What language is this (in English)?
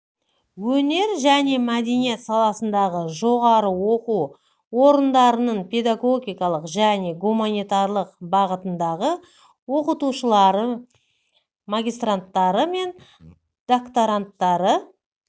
Kazakh